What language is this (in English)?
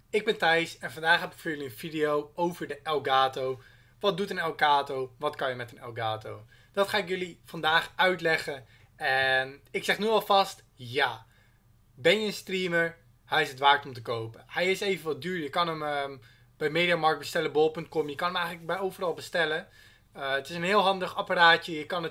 Dutch